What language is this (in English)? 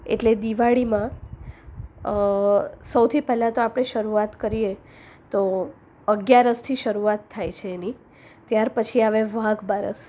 Gujarati